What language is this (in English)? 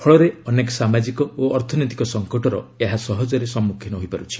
Odia